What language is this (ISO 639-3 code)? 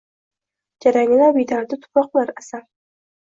uzb